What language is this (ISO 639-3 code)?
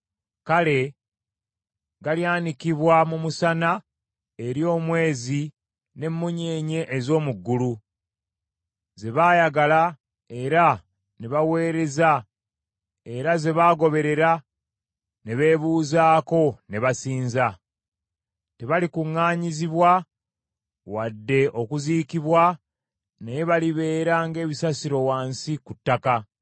lug